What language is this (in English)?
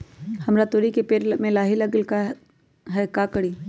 Magahi